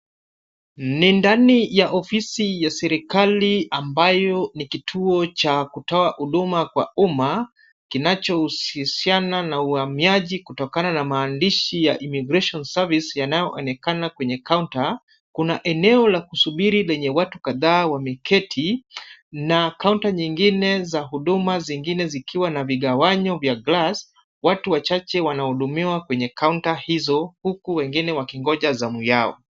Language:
Swahili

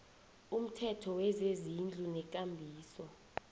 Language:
South Ndebele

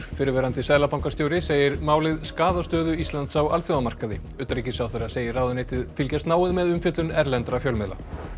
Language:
Icelandic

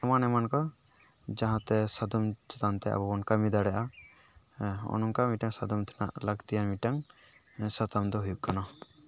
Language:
Santali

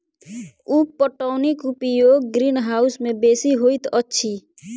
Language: Maithili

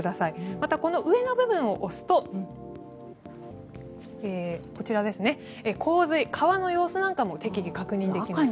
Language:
Japanese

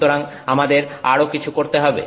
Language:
Bangla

